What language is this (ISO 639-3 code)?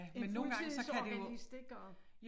dan